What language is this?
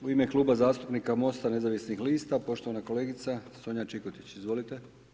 Croatian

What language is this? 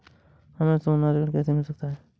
Hindi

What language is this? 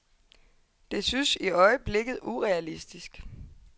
Danish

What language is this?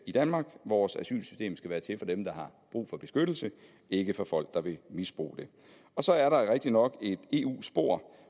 Danish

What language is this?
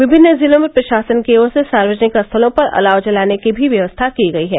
Hindi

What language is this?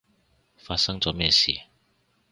Cantonese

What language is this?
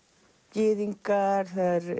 Icelandic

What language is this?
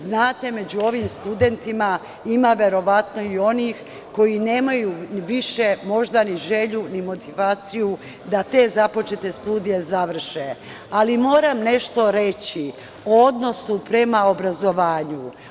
Serbian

